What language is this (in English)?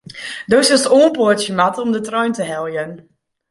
Western Frisian